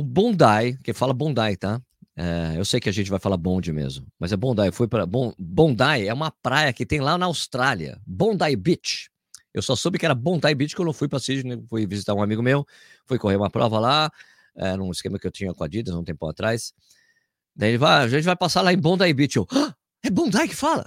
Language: Portuguese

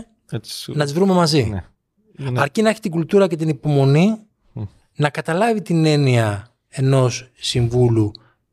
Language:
Greek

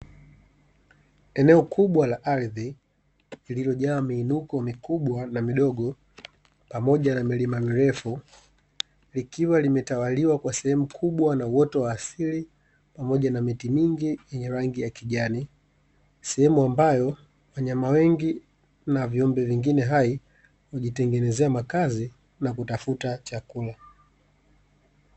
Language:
Swahili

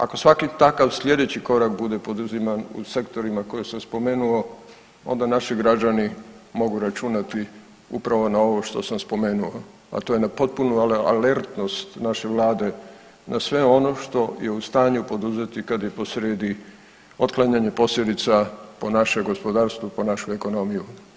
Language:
Croatian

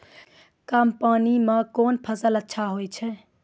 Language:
Maithili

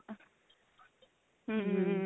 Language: Punjabi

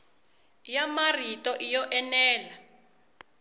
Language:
Tsonga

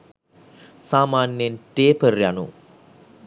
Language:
Sinhala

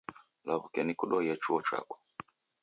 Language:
Taita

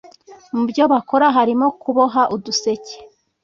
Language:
Kinyarwanda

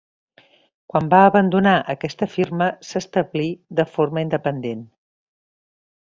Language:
Catalan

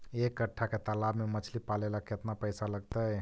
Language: Magahi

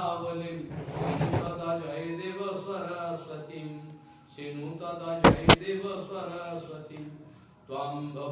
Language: Russian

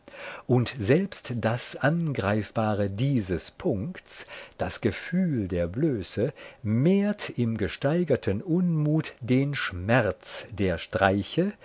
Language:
German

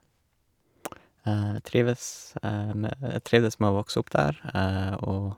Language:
Norwegian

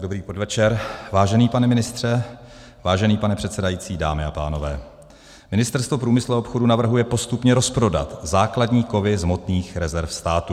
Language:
Czech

